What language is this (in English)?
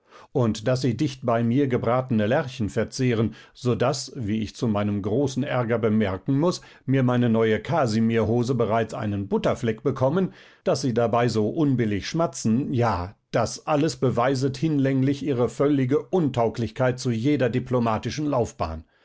German